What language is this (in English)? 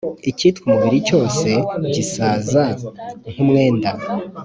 Kinyarwanda